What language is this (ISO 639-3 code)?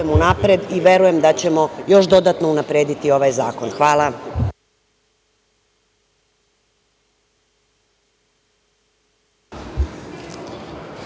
srp